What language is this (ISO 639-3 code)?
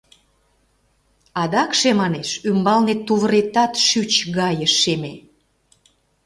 chm